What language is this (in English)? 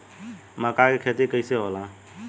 Bhojpuri